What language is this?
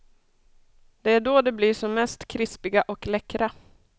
Swedish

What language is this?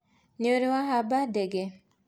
Kikuyu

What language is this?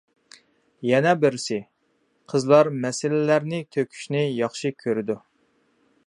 Uyghur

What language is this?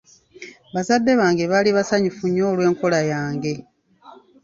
Ganda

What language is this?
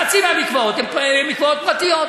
Hebrew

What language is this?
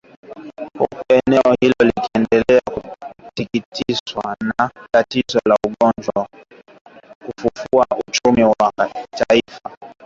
Swahili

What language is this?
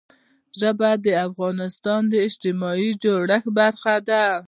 Pashto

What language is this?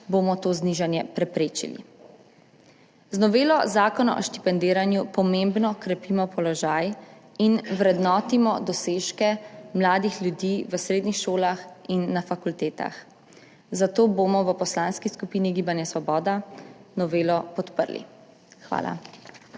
Slovenian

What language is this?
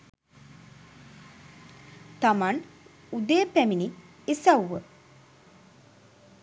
Sinhala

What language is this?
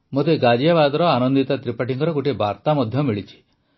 Odia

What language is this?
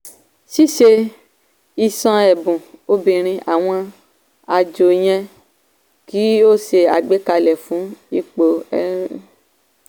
Yoruba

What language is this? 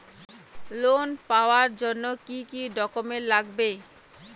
Bangla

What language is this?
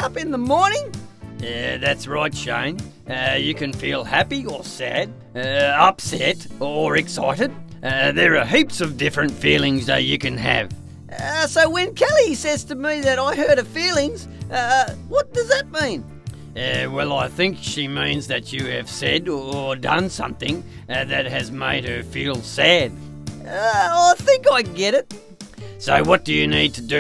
English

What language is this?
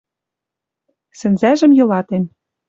Western Mari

